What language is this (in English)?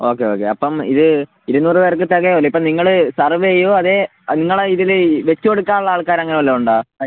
Malayalam